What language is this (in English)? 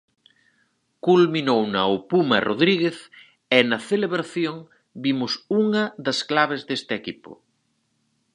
Galician